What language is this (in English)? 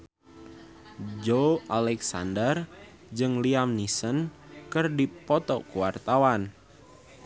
Sundanese